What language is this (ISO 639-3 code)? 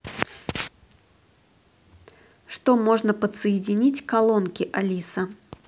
rus